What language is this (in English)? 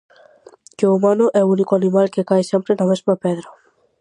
Galician